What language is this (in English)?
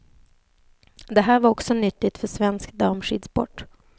Swedish